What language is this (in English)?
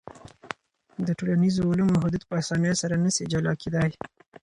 Pashto